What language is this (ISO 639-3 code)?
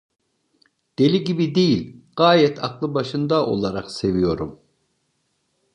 tur